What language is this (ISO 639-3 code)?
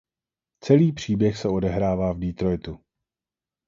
ces